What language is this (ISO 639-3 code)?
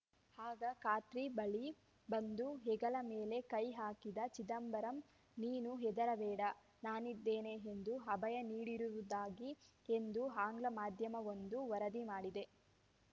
kan